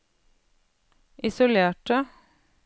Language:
Norwegian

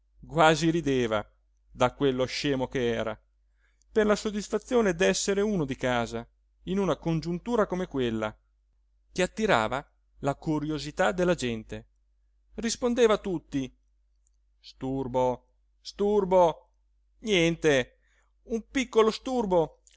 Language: Italian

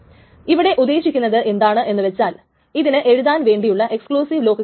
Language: Malayalam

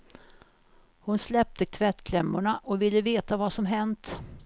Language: Swedish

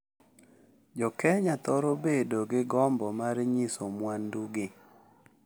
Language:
Luo (Kenya and Tanzania)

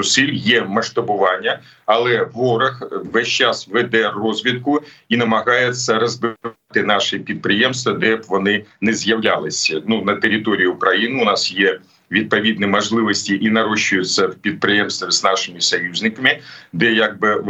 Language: Ukrainian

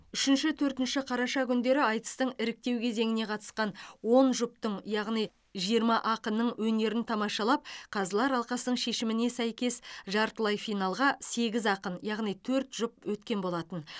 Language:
Kazakh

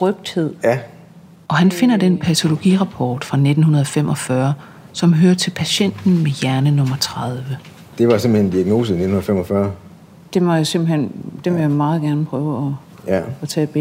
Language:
Danish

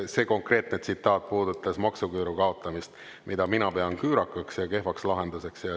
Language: Estonian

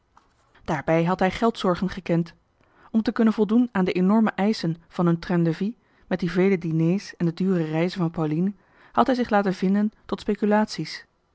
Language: Dutch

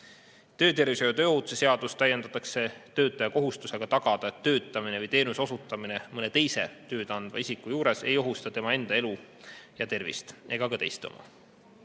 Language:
Estonian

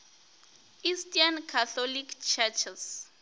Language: Northern Sotho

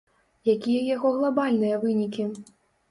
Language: Belarusian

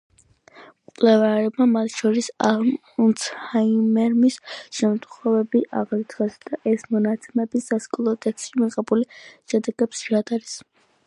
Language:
Georgian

